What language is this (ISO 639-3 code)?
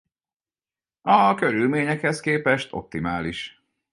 hun